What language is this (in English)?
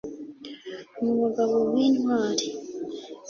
Kinyarwanda